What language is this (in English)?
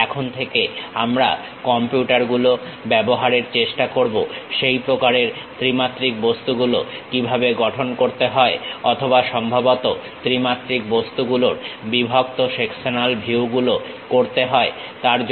Bangla